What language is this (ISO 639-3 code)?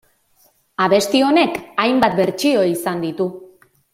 eus